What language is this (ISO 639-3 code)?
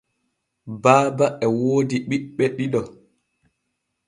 fue